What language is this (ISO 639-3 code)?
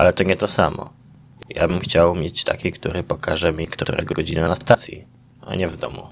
pol